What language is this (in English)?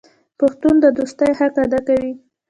Pashto